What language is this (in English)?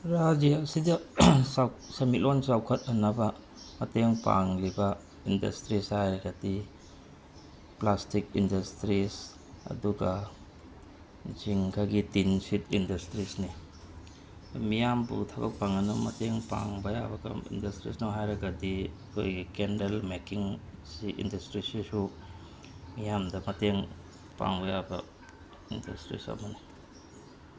Manipuri